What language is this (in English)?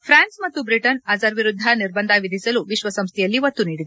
Kannada